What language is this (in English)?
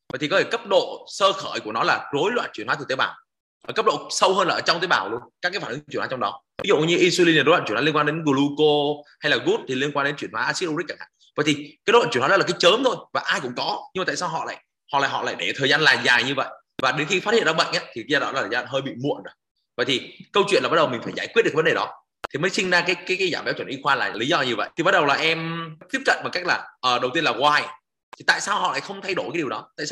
Vietnamese